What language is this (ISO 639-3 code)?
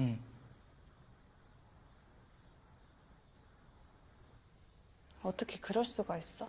kor